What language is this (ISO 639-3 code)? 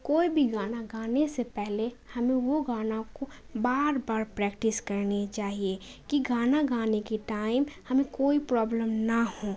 urd